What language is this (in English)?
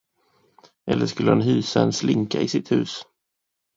Swedish